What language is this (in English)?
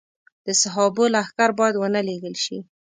Pashto